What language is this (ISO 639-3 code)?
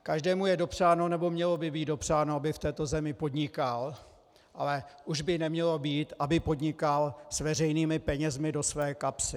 ces